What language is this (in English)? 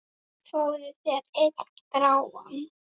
Icelandic